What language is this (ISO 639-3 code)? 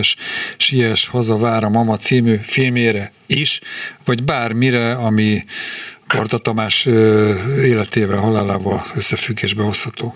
hun